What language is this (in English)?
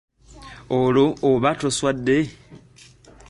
Ganda